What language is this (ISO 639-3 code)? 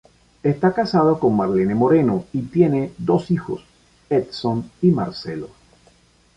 spa